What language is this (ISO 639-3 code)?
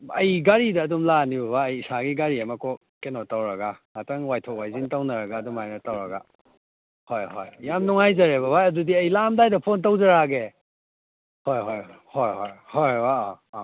mni